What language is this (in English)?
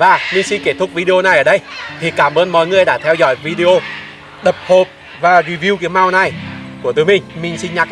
Vietnamese